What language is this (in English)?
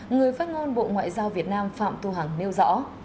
Vietnamese